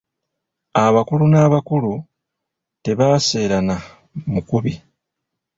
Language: Ganda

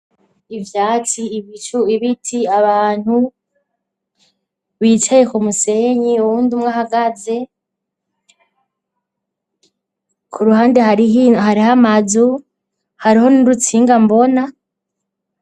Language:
Rundi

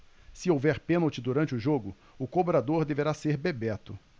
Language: Portuguese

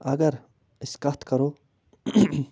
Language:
Kashmiri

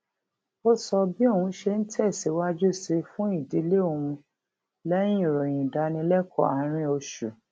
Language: Yoruba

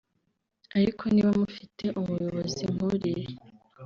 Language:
Kinyarwanda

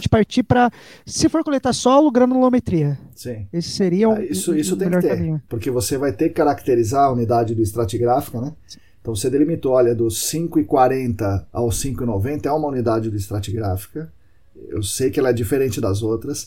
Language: Portuguese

